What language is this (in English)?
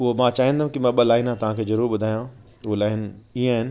Sindhi